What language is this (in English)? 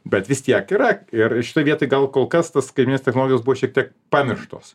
Lithuanian